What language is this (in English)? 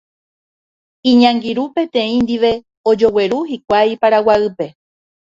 Guarani